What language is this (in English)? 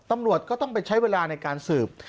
Thai